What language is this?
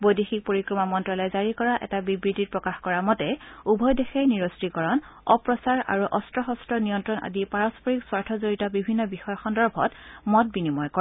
Assamese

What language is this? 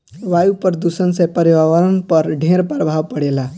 Bhojpuri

